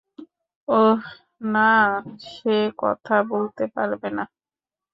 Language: Bangla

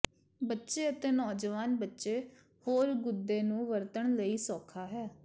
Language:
Punjabi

